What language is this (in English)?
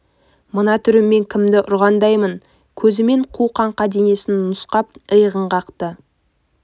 Kazakh